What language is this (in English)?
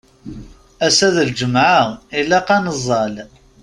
Kabyle